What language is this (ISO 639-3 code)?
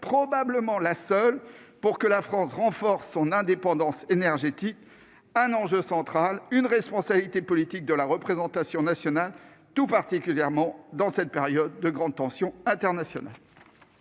fra